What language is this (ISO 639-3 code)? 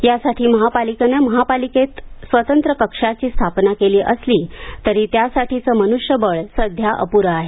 mar